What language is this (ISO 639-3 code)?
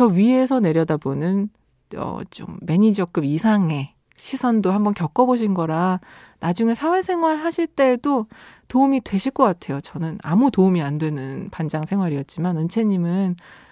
kor